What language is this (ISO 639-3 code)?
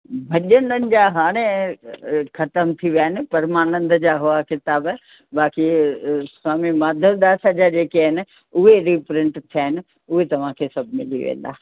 snd